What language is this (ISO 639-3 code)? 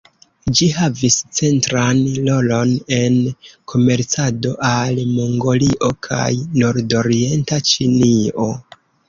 epo